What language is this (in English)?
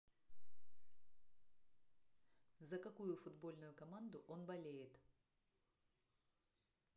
Russian